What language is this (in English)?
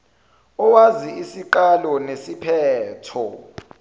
Zulu